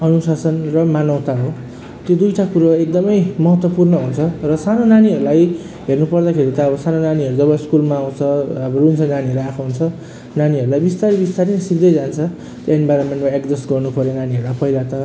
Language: Nepali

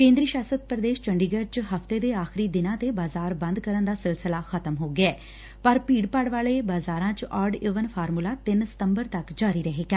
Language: Punjabi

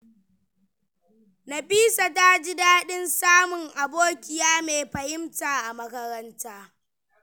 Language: Hausa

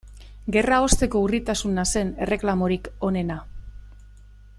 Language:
Basque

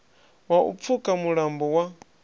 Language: Venda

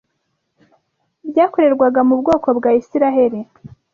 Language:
Kinyarwanda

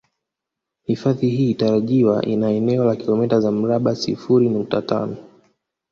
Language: Swahili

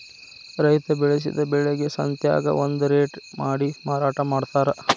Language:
Kannada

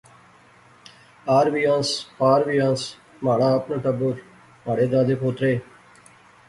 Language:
Pahari-Potwari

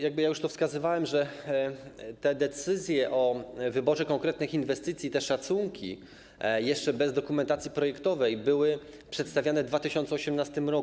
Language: Polish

